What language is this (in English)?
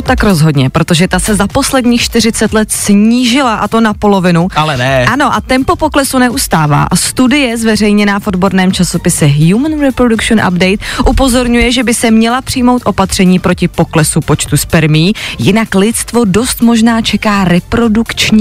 Czech